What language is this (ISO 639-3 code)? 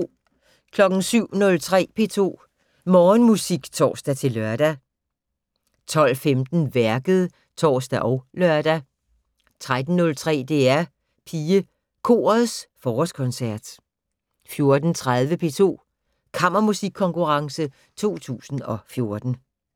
dan